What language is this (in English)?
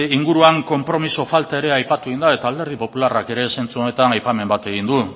Basque